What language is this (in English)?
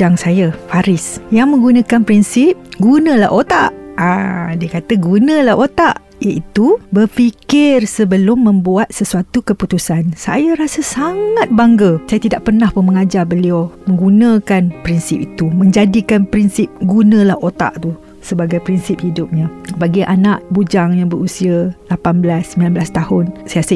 Malay